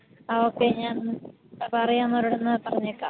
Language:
Malayalam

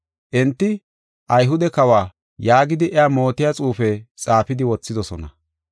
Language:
Gofa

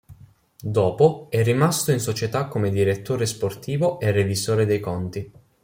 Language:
Italian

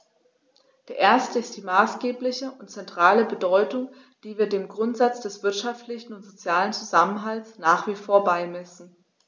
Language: German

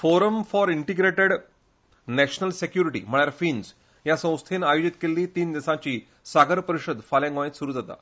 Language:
Konkani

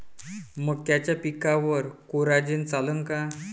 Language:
Marathi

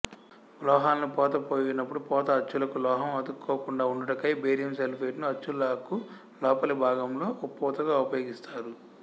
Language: Telugu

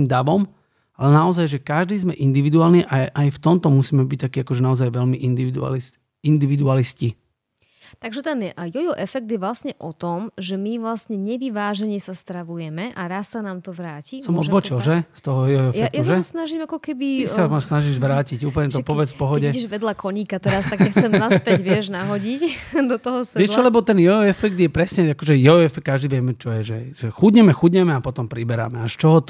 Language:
Slovak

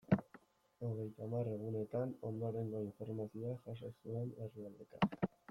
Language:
Basque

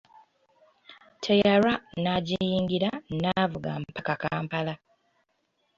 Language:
Ganda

